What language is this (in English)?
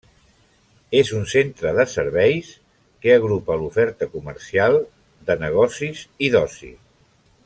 Catalan